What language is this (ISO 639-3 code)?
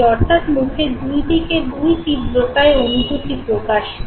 ben